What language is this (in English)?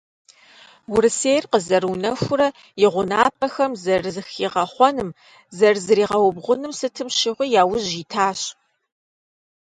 Kabardian